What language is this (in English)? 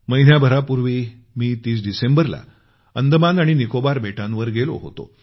Marathi